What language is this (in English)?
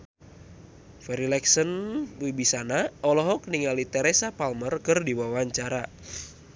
Sundanese